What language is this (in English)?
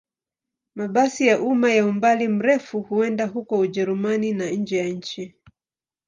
Swahili